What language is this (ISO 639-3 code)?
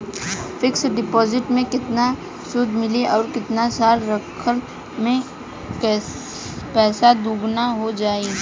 bho